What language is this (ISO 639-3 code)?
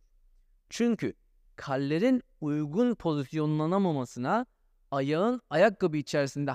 tur